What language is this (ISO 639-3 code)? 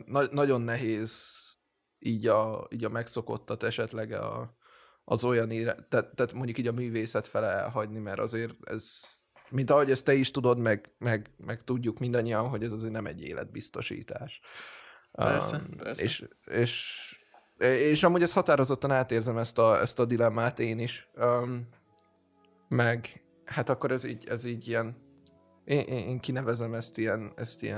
hun